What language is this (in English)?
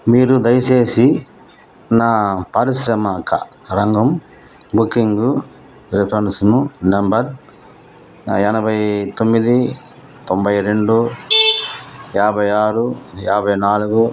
Telugu